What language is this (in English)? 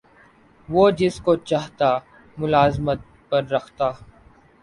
Urdu